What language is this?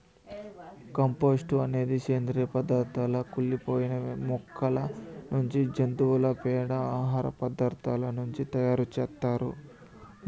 Telugu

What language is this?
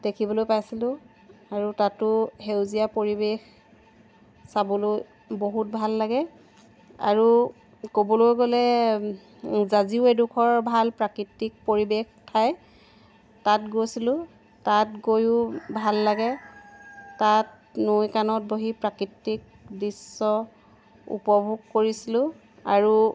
Assamese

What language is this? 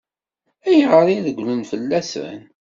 Kabyle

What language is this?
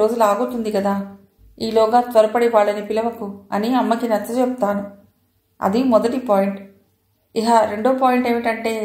Telugu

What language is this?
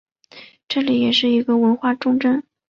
Chinese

